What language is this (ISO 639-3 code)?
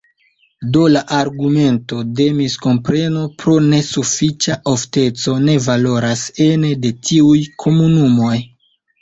epo